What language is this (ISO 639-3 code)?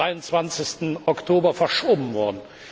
deu